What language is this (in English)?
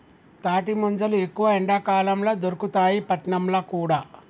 Telugu